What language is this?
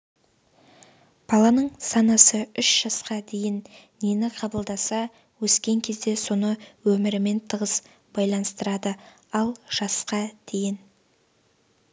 Kazakh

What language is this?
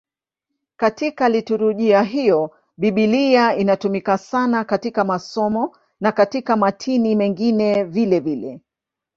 Swahili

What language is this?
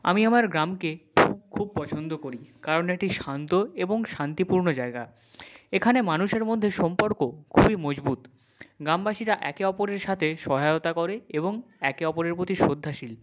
Bangla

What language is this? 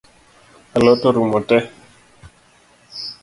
Luo (Kenya and Tanzania)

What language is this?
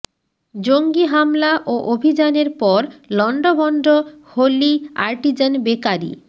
Bangla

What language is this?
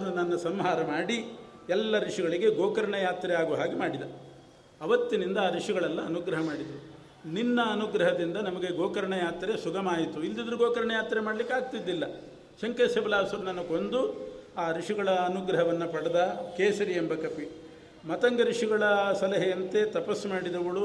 Kannada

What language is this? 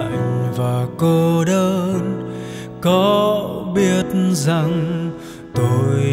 Vietnamese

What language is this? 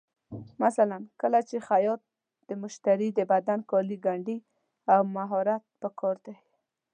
Pashto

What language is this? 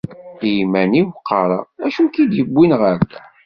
Kabyle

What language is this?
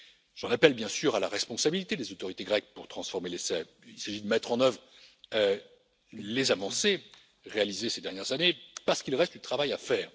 French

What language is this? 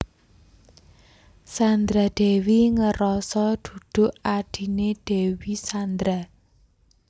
Javanese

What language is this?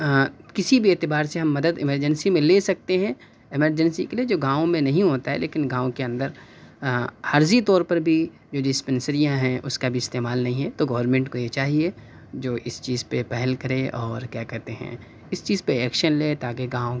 Urdu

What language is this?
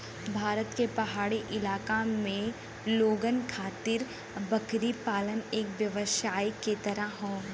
Bhojpuri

